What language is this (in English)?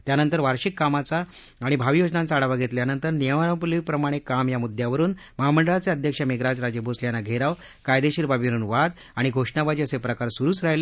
Marathi